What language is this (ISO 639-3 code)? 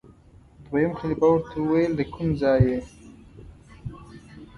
pus